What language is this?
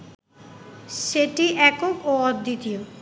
Bangla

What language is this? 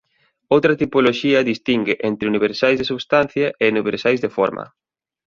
Galician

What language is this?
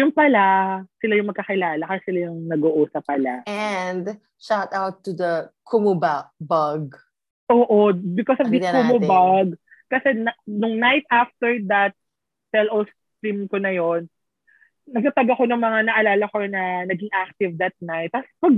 Filipino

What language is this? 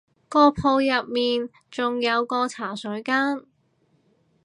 Cantonese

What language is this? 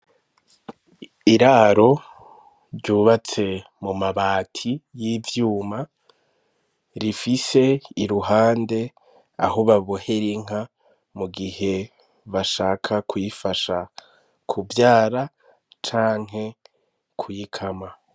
Rundi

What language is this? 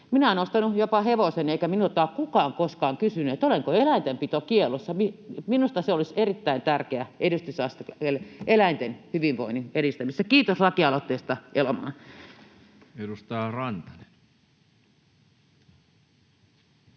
Finnish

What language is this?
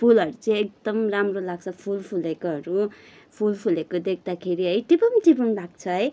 Nepali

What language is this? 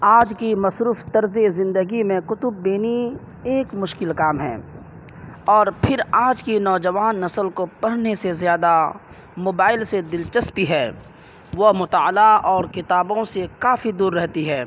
Urdu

